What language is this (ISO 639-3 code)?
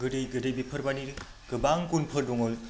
brx